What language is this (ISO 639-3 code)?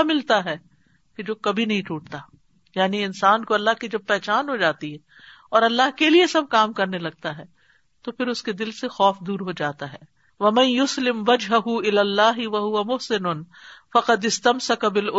urd